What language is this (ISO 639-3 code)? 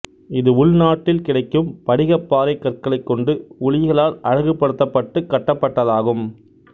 tam